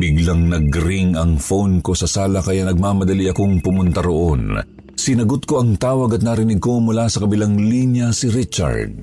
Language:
Filipino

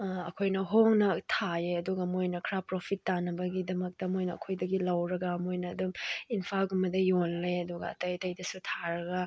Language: Manipuri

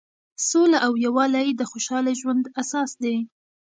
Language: Pashto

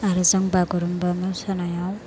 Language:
Bodo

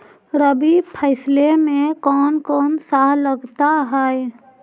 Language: Magahi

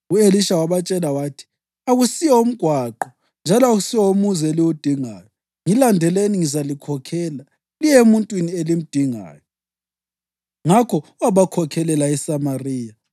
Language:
North Ndebele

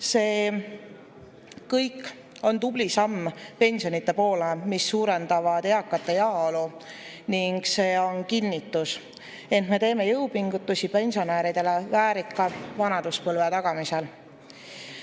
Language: Estonian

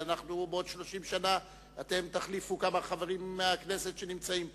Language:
Hebrew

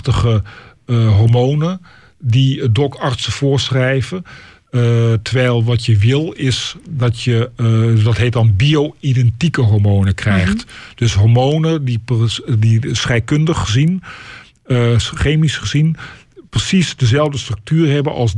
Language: Dutch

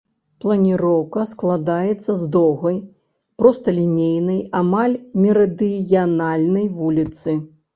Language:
Belarusian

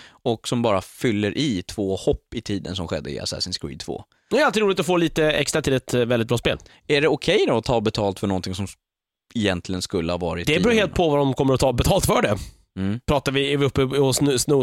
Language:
Swedish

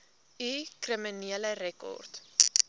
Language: Afrikaans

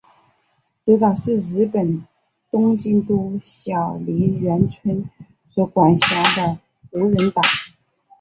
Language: Chinese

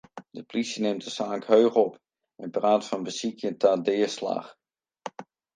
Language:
Western Frisian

